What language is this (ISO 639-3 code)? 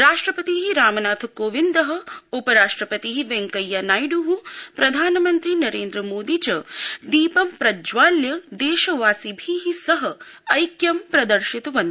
san